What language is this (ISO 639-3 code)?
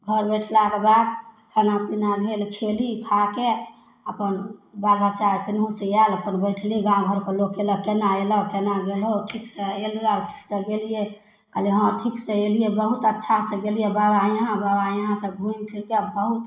mai